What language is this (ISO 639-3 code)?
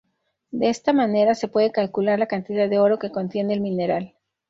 spa